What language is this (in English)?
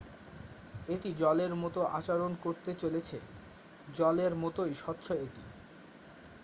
Bangla